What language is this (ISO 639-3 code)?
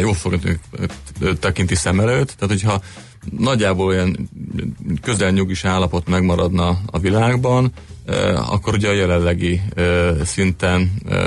hun